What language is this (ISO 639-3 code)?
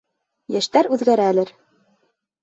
bak